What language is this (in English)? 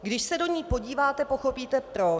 Czech